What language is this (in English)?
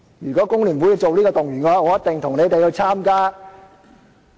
Cantonese